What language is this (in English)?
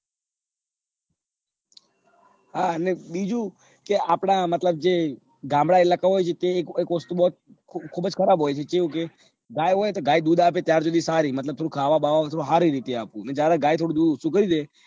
Gujarati